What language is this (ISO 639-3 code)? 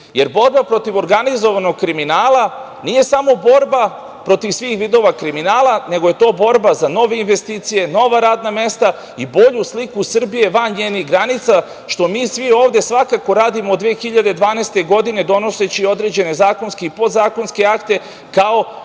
srp